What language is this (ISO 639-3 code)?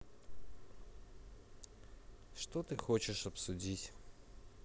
rus